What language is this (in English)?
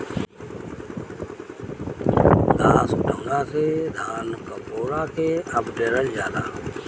Bhojpuri